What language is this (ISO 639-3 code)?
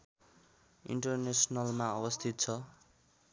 nep